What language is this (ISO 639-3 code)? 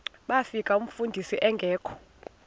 xho